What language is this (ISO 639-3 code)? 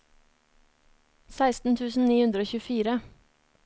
nor